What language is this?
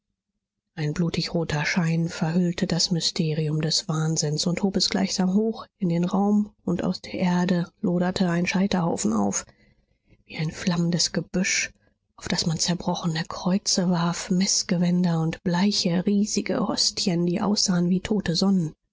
German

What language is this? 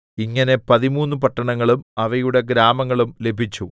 Malayalam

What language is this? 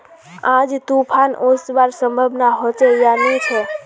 Magahi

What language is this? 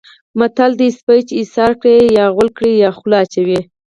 Pashto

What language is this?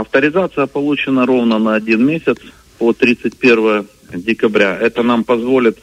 Russian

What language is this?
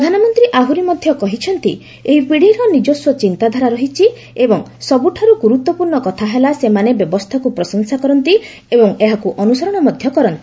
Odia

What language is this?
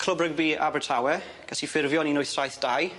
Welsh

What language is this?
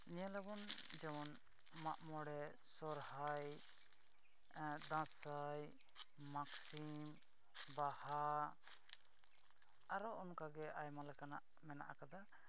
Santali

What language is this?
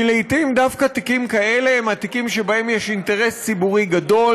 Hebrew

